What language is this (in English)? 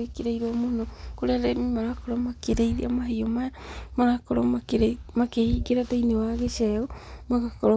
Kikuyu